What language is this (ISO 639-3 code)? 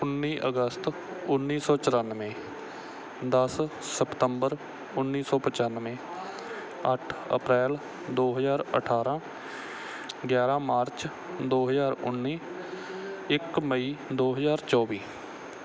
pan